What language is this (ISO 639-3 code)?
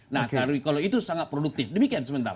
ind